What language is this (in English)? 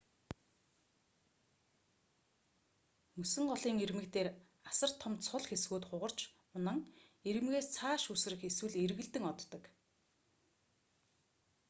Mongolian